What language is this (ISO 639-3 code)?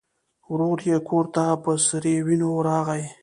pus